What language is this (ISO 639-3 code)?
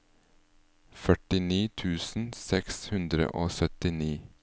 nor